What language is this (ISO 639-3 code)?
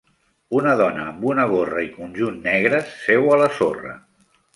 cat